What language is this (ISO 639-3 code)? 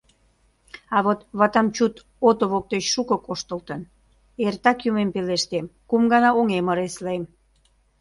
chm